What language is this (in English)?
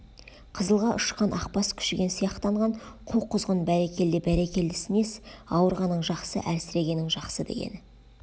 Kazakh